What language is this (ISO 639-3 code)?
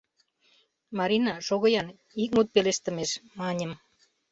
chm